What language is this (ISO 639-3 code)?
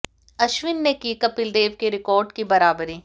hin